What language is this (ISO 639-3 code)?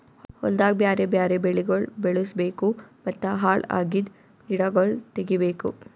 kan